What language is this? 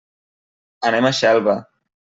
Catalan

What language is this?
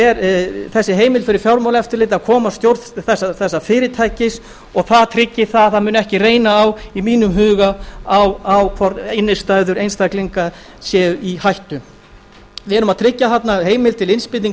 Icelandic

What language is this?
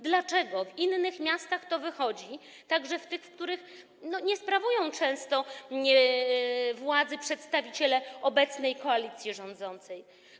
Polish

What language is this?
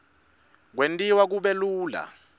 Swati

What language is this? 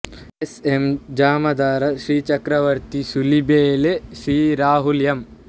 Kannada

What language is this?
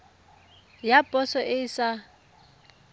Tswana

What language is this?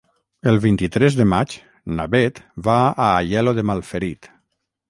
Catalan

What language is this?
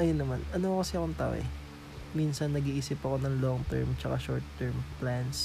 Filipino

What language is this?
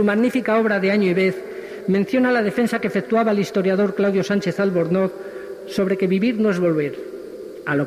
Spanish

